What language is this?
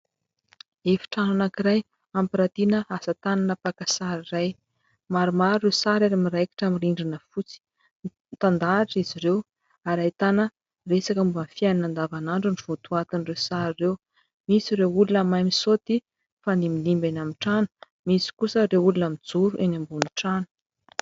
Malagasy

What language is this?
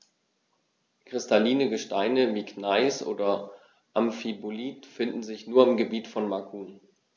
German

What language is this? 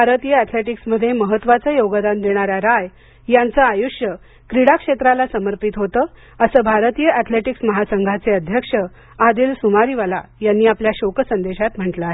Marathi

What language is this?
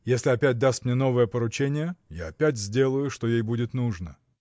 Russian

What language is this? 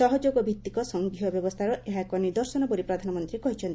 Odia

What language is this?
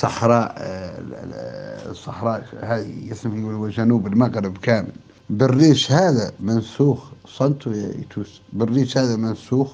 Arabic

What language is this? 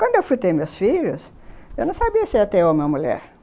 Portuguese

